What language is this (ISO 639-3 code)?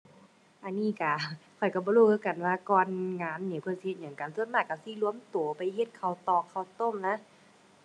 tha